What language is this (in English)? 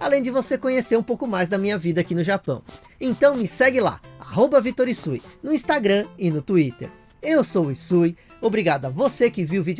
Portuguese